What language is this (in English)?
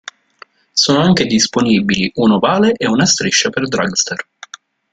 Italian